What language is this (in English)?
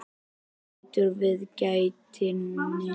Icelandic